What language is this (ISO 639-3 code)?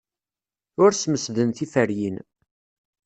kab